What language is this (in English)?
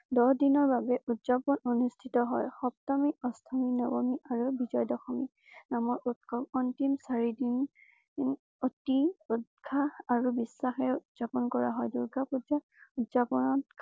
Assamese